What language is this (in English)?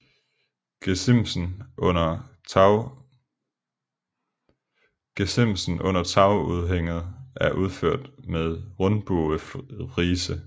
Danish